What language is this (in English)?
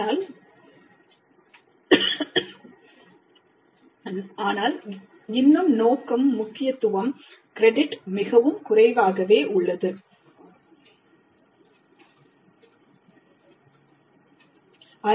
Tamil